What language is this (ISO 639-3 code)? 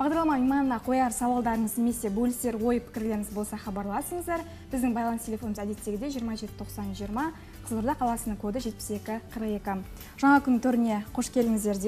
rus